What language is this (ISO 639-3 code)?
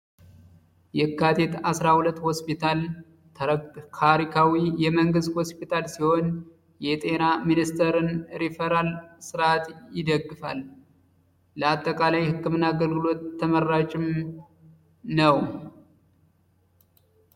amh